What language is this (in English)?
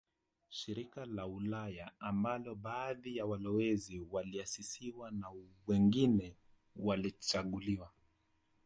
Swahili